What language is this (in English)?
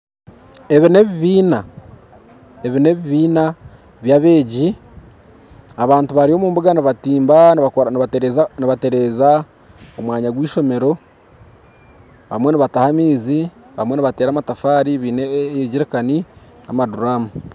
Nyankole